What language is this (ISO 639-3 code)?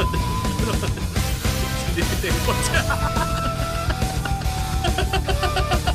kor